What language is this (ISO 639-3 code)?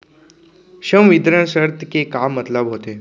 hne